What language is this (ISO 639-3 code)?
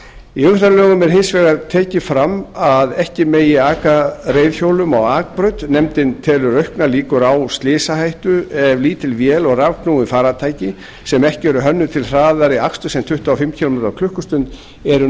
isl